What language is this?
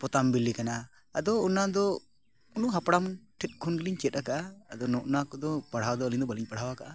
Santali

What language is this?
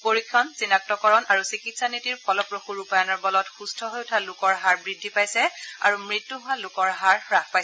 Assamese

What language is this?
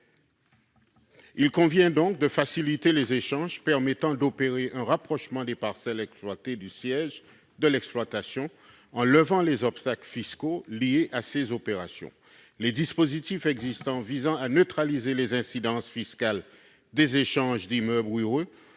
French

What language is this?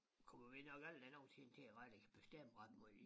Danish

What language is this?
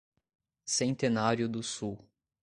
Portuguese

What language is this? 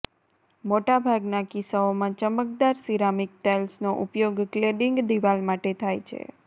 Gujarati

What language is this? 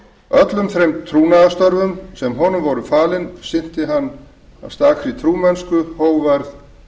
Icelandic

